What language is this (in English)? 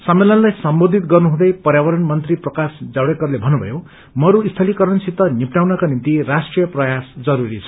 Nepali